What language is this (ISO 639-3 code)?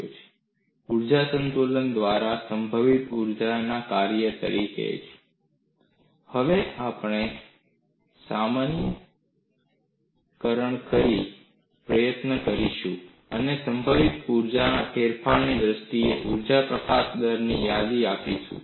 guj